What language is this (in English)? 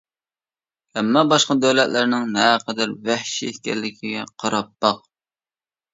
Uyghur